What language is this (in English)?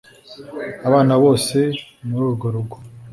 Kinyarwanda